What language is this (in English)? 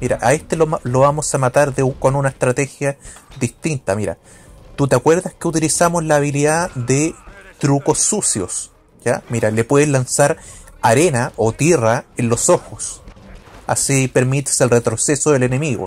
Spanish